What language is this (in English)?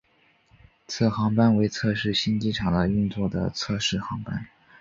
Chinese